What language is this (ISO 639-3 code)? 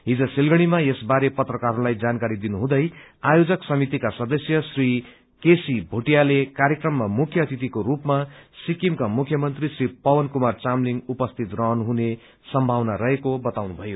nep